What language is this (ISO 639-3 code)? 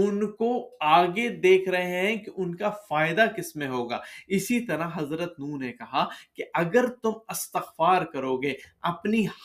urd